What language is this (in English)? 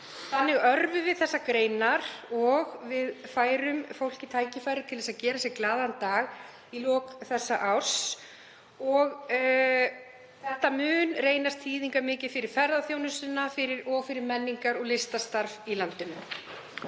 Icelandic